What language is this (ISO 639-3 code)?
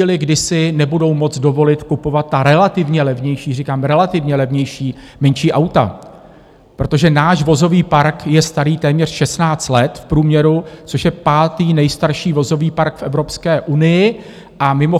ces